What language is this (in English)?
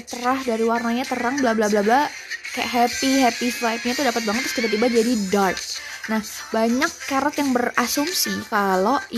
Indonesian